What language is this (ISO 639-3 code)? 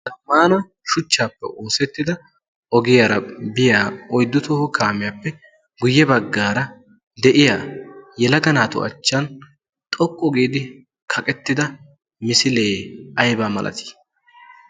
wal